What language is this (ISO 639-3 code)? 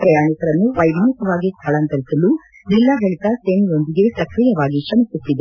kan